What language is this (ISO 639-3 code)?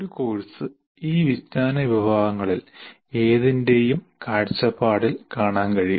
mal